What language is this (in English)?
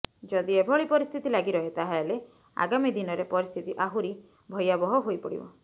Odia